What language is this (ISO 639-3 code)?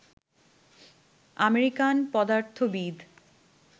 ben